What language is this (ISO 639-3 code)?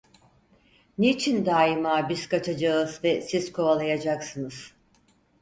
tur